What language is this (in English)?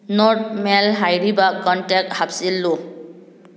Manipuri